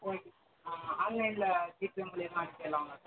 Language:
Tamil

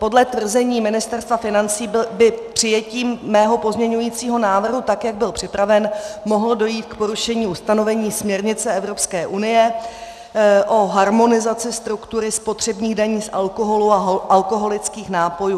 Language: Czech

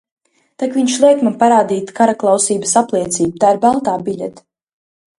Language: Latvian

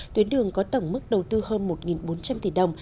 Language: Vietnamese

